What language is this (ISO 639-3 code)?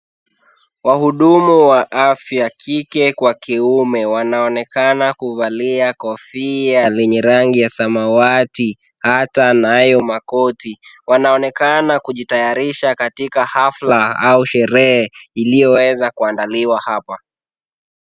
swa